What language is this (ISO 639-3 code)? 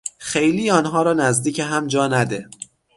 fas